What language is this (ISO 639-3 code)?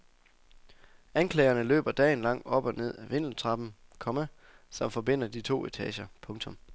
dan